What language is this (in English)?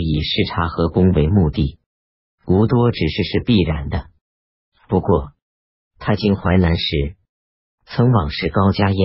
Chinese